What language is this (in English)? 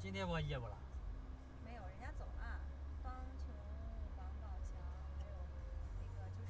Chinese